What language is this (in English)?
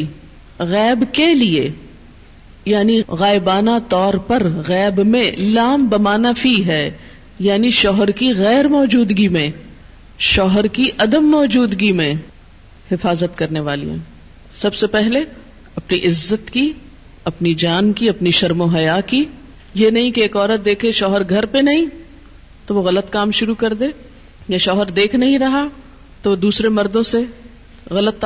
Urdu